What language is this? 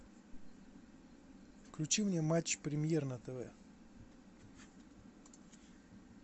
Russian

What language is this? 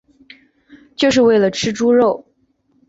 Chinese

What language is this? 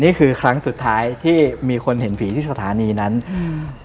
Thai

